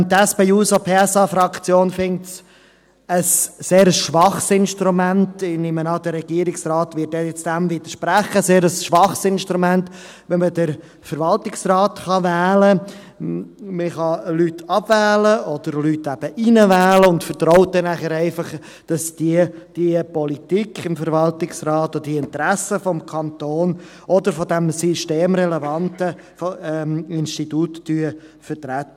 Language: Swiss German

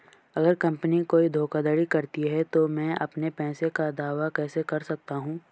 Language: Hindi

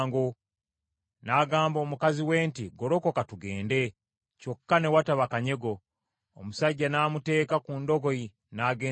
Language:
Ganda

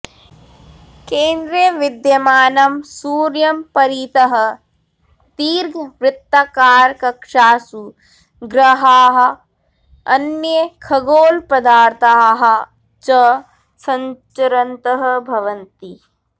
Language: Sanskrit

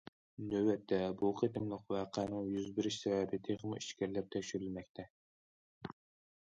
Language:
Uyghur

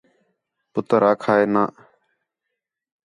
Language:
Khetrani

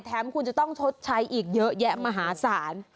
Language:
Thai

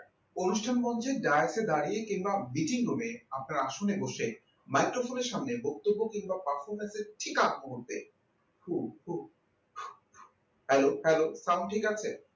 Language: Bangla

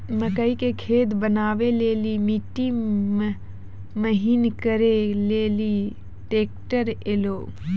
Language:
Maithili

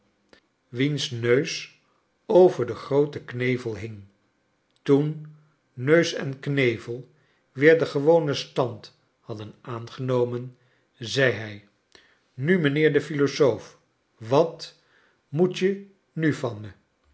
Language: Dutch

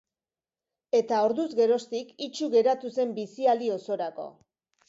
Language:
Basque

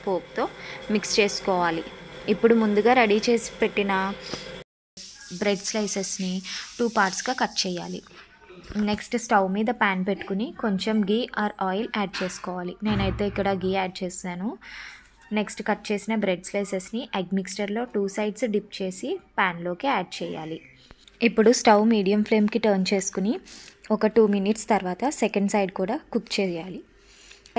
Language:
Romanian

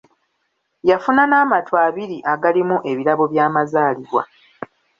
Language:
Ganda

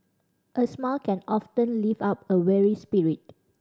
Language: English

